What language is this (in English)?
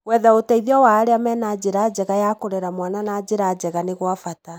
Kikuyu